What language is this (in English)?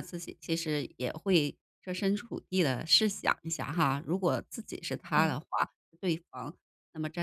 Chinese